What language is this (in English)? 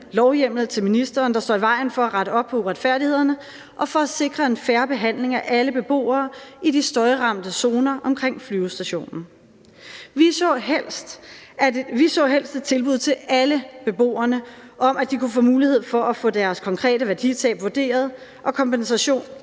Danish